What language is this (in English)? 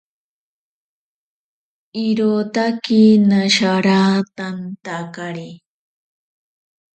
Ashéninka Perené